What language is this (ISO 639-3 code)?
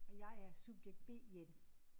dan